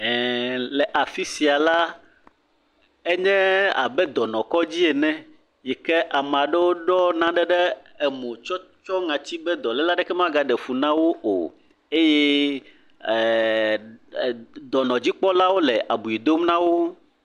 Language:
Ewe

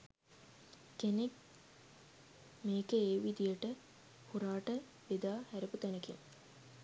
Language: Sinhala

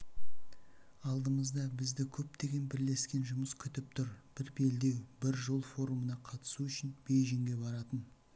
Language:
Kazakh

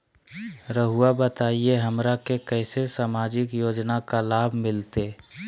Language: Magahi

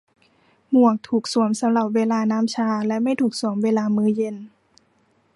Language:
Thai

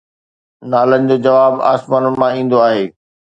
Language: Sindhi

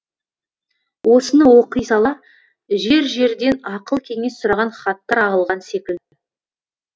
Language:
Kazakh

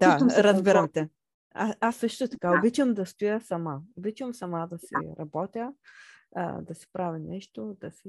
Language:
Bulgarian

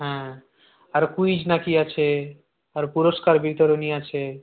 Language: Bangla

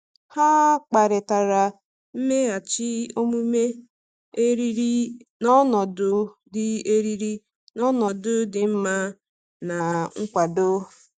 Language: Igbo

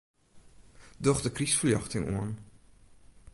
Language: Western Frisian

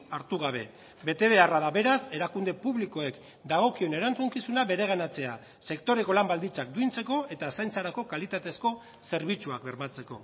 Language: Basque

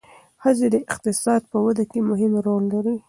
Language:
Pashto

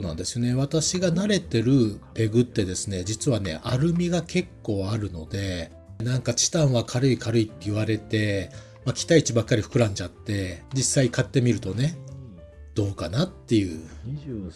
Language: Japanese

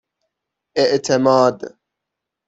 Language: Persian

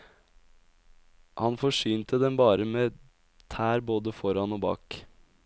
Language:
Norwegian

